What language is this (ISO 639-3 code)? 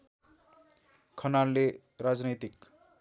nep